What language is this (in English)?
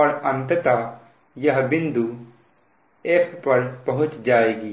Hindi